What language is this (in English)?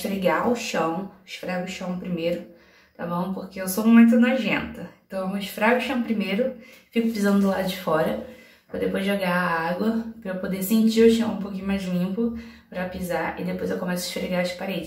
Portuguese